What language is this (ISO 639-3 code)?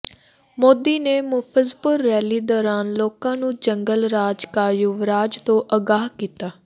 pan